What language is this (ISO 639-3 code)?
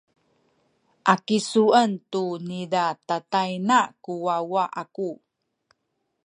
szy